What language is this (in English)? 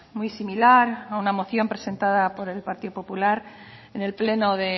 Spanish